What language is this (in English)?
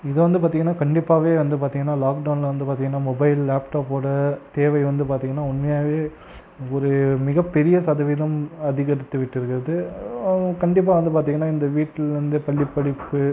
Tamil